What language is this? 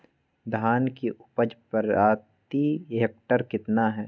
Magahi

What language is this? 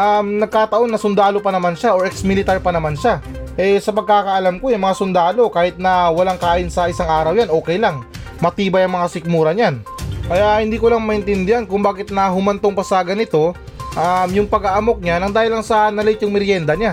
Filipino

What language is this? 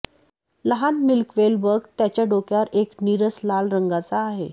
Marathi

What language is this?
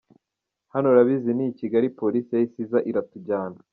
Kinyarwanda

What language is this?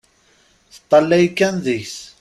Kabyle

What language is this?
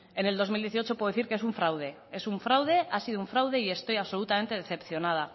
Spanish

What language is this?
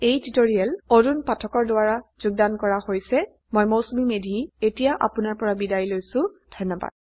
Assamese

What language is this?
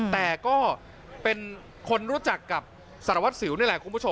Thai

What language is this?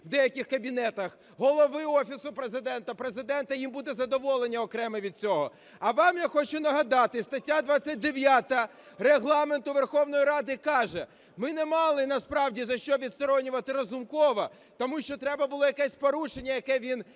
Ukrainian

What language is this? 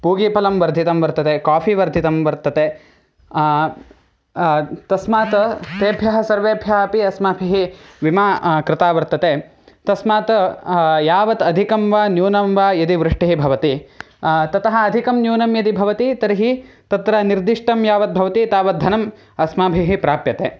Sanskrit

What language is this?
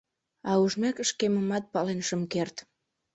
Mari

